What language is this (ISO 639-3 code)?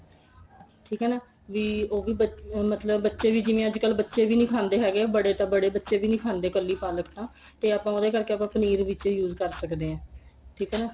pan